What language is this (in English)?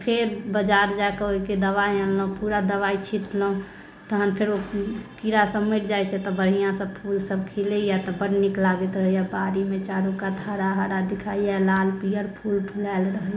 Maithili